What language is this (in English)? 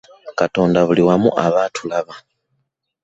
Ganda